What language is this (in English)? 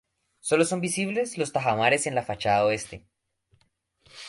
Spanish